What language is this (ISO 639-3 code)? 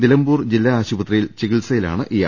mal